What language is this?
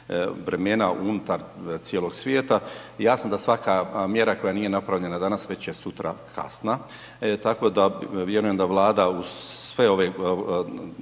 Croatian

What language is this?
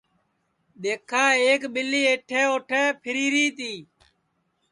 Sansi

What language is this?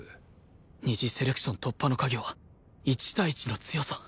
Japanese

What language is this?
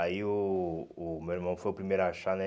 Portuguese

